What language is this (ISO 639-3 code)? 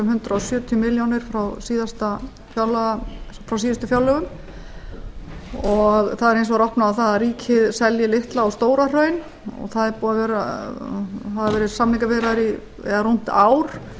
isl